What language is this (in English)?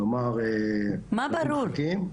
Hebrew